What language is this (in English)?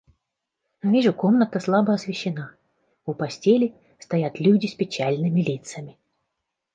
Russian